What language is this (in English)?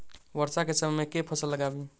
Maithili